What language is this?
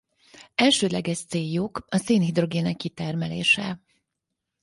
Hungarian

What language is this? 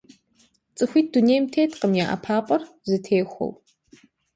Kabardian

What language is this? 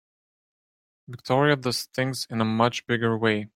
English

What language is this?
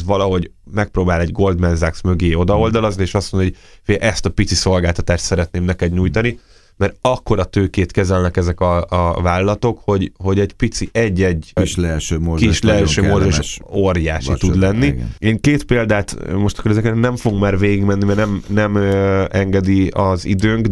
Hungarian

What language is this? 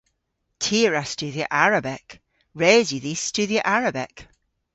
Cornish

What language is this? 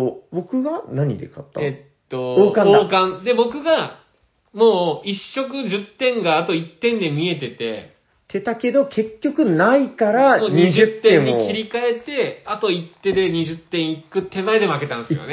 Japanese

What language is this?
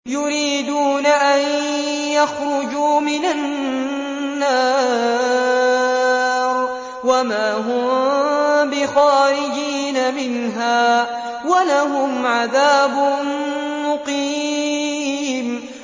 Arabic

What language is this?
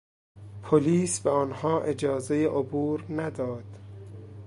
Persian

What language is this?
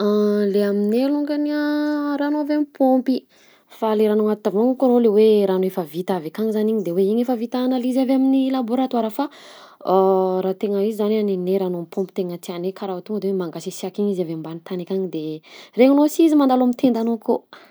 Southern Betsimisaraka Malagasy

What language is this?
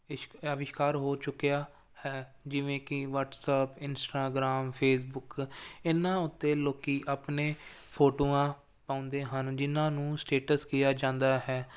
Punjabi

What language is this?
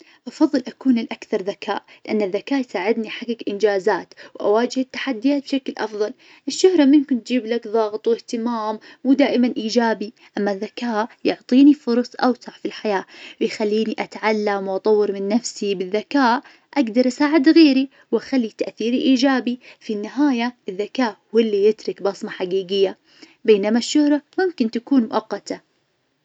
Najdi Arabic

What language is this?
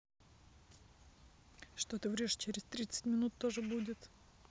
Russian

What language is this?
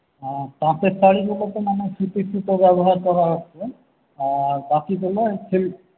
Bangla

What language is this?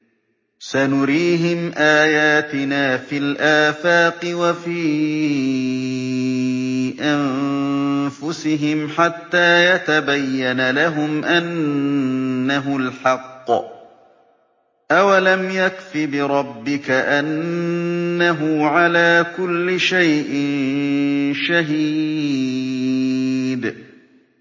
Arabic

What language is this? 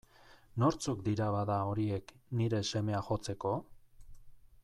Basque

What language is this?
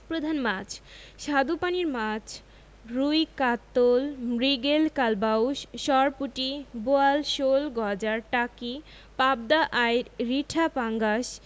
Bangla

